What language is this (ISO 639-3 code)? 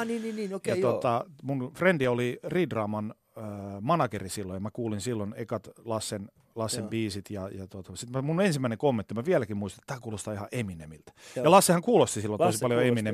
fin